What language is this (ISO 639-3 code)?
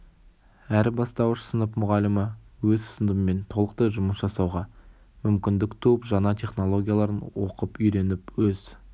kaz